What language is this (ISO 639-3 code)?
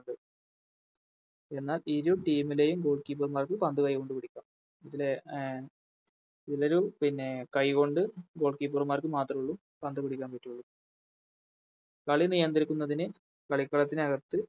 mal